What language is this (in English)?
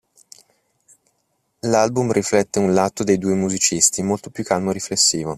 Italian